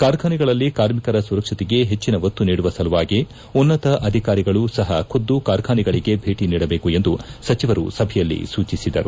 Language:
Kannada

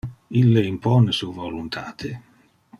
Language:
Interlingua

